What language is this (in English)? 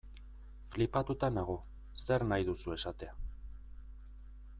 Basque